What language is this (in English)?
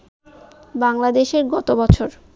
Bangla